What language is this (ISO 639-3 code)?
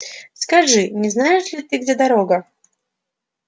rus